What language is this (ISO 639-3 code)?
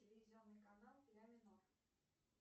rus